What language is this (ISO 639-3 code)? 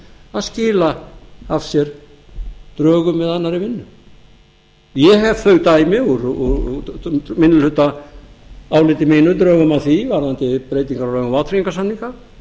isl